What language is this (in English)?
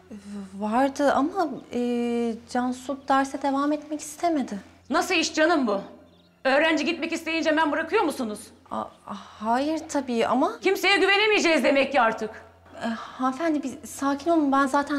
Turkish